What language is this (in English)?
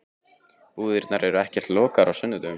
Icelandic